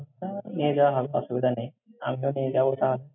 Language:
Bangla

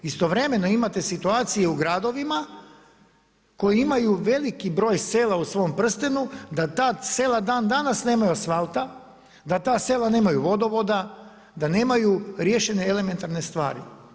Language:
Croatian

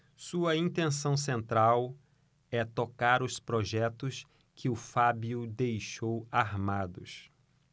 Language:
Portuguese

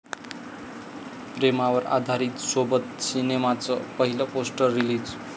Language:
Marathi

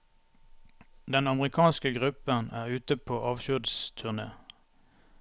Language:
Norwegian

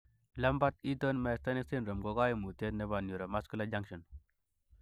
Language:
Kalenjin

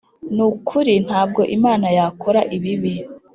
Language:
Kinyarwanda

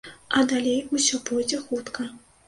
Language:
Belarusian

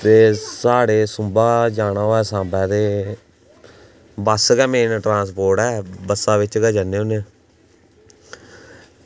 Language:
Dogri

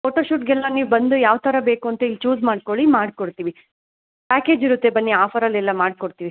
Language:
Kannada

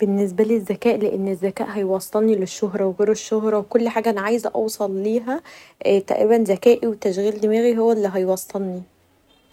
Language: Egyptian Arabic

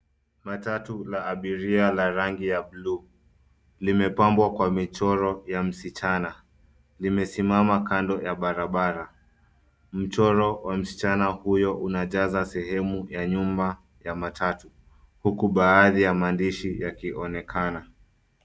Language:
Swahili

